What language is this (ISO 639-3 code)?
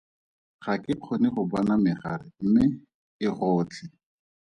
tsn